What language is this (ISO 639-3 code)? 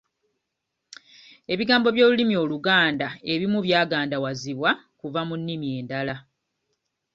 lug